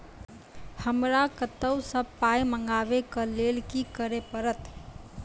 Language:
Maithili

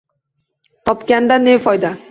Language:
Uzbek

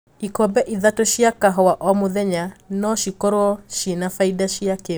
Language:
Kikuyu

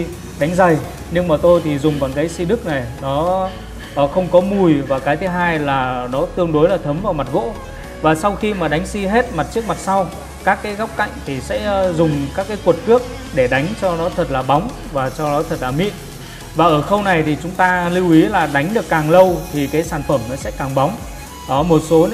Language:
Vietnamese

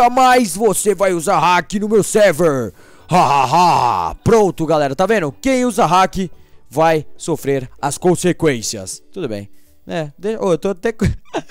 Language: Portuguese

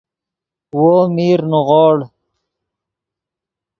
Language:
Yidgha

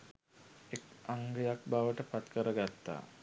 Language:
Sinhala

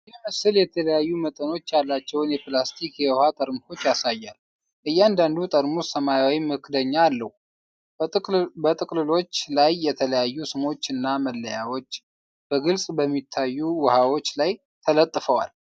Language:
Amharic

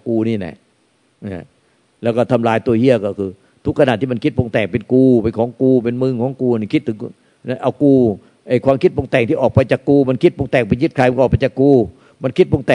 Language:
Thai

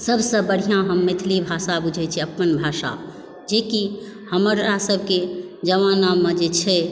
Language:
Maithili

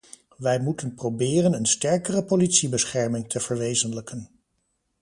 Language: Dutch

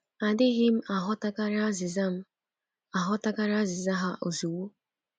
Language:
Igbo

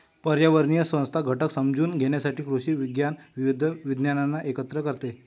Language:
Marathi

